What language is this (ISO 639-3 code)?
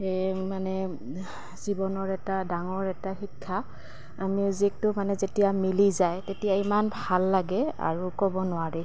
asm